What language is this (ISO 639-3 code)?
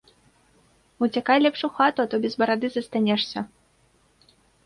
bel